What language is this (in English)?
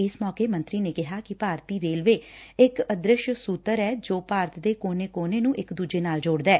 Punjabi